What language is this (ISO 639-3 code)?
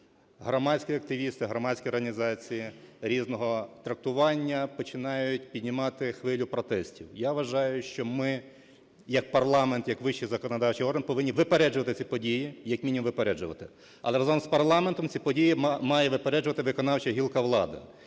ukr